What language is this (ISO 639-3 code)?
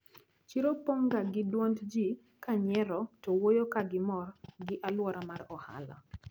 luo